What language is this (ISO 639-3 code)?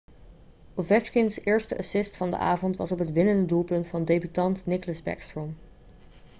nld